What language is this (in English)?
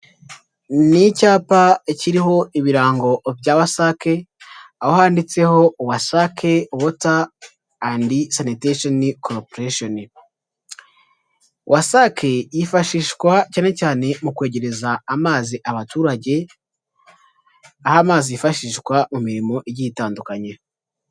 Kinyarwanda